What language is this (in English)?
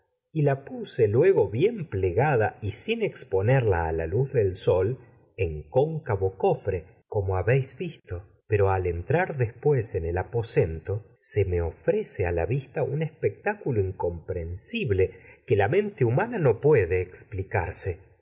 Spanish